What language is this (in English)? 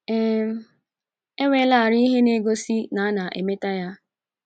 Igbo